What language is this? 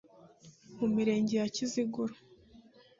Kinyarwanda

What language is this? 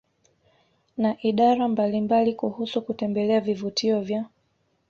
Swahili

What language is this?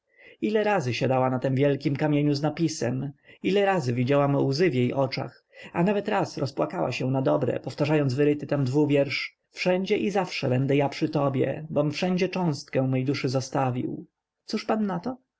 Polish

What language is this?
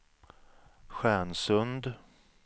Swedish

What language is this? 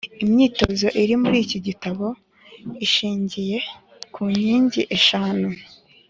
Kinyarwanda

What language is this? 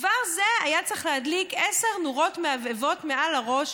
Hebrew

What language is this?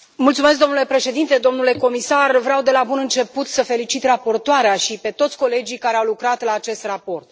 Romanian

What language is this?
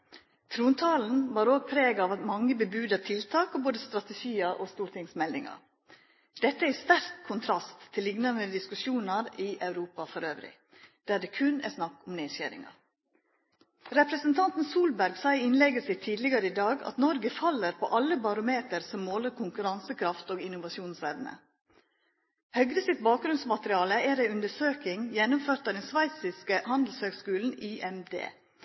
Norwegian Nynorsk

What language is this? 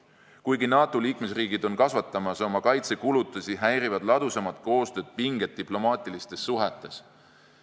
Estonian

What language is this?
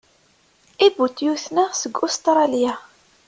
Kabyle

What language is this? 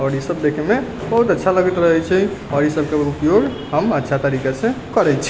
Maithili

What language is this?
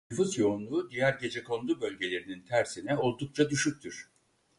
Turkish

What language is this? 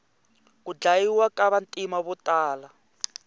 Tsonga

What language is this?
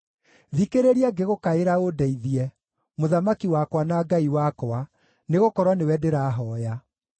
Kikuyu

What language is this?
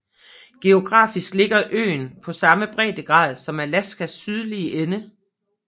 Danish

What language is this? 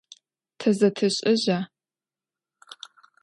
Adyghe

